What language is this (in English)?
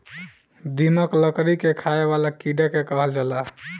Bhojpuri